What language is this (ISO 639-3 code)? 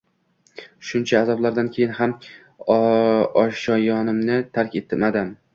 uzb